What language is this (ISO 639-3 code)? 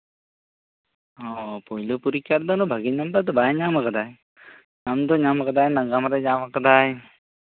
sat